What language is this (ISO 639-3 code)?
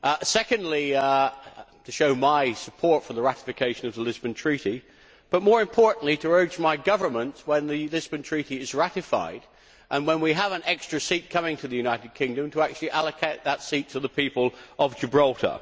eng